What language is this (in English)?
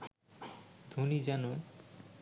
Bangla